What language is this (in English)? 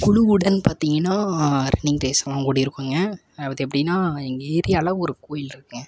Tamil